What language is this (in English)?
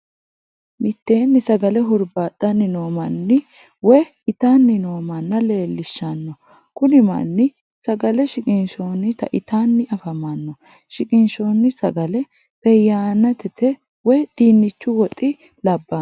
Sidamo